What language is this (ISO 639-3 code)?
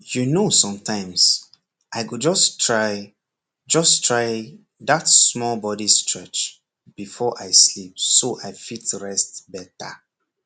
pcm